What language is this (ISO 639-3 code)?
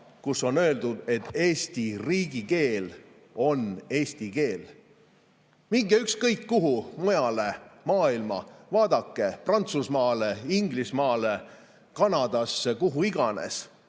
est